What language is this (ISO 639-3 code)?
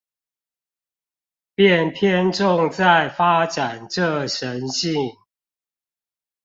zho